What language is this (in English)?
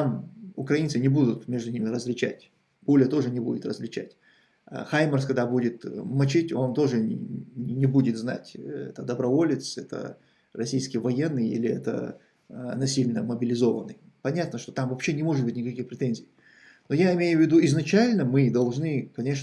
Russian